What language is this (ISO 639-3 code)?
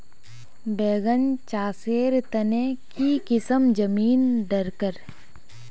mag